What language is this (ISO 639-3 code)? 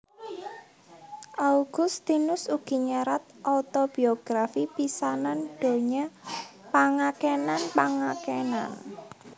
jav